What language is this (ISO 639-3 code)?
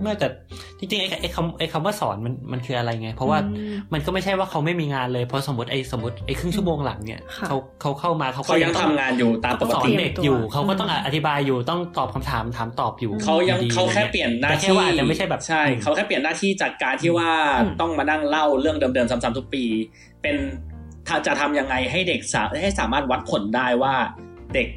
tha